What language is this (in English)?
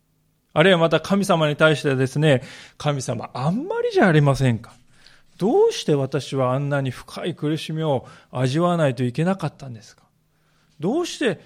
Japanese